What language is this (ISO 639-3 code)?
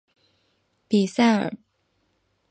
zho